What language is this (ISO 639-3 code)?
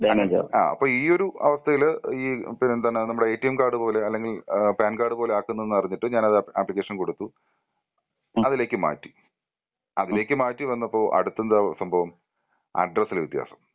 mal